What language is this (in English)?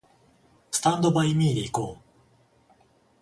Japanese